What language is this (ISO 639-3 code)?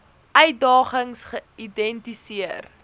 afr